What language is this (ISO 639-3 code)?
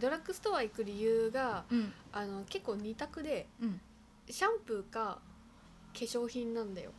jpn